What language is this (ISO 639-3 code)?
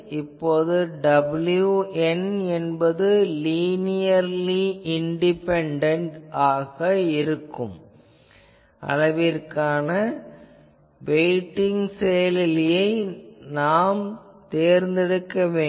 tam